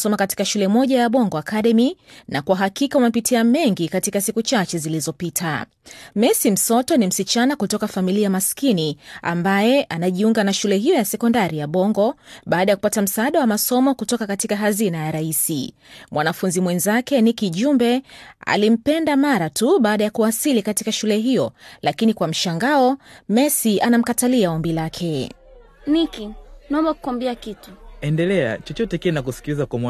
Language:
Swahili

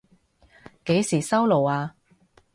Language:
Cantonese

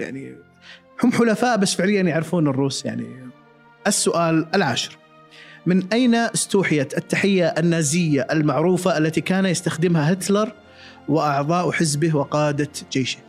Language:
Arabic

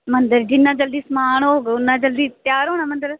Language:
Dogri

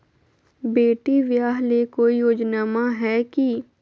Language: Magahi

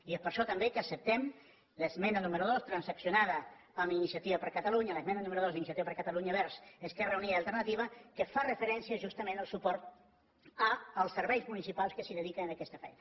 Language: Catalan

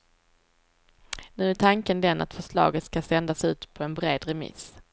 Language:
Swedish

